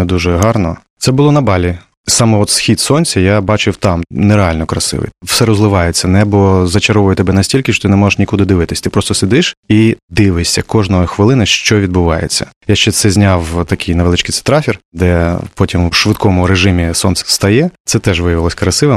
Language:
Ukrainian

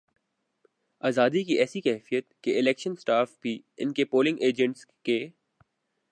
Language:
Urdu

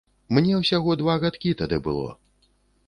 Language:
Belarusian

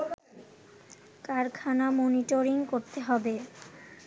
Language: Bangla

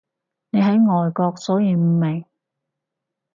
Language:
Cantonese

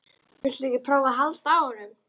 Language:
Icelandic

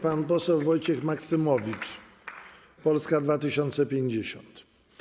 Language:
Polish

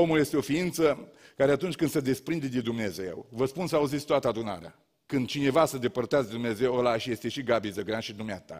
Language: Romanian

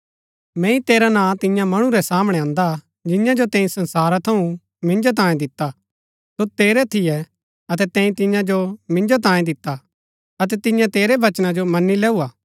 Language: Gaddi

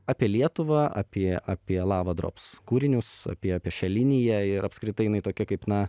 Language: Lithuanian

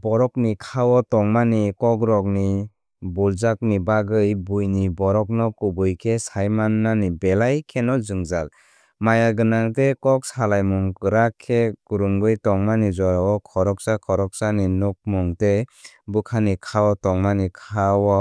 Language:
Kok Borok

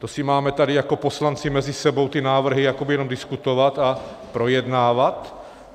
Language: Czech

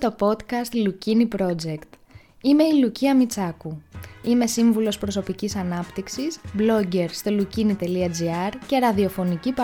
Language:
Greek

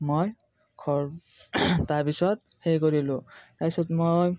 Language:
Assamese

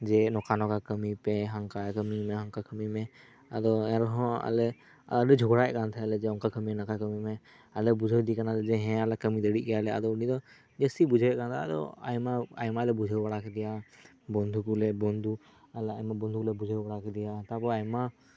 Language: Santali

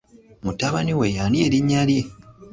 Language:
Ganda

